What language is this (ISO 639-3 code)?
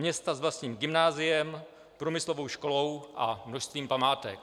ces